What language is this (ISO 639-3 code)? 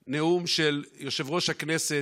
heb